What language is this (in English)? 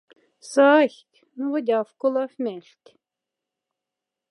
Moksha